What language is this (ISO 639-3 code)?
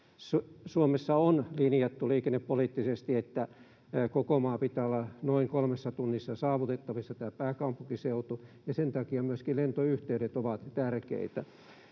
fin